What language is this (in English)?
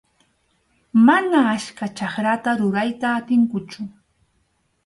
Arequipa-La Unión Quechua